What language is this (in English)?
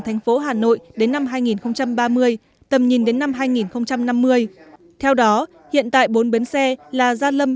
Vietnamese